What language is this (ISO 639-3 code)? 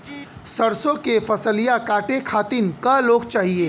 bho